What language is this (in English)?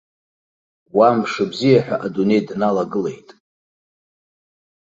Abkhazian